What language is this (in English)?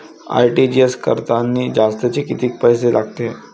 Marathi